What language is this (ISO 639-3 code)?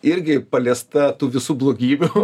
lit